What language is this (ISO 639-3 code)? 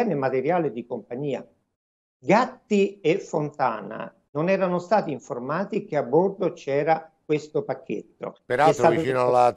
ita